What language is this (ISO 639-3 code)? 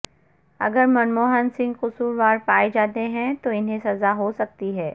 urd